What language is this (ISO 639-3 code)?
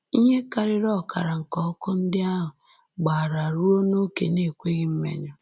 ibo